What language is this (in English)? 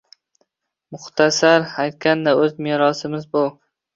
Uzbek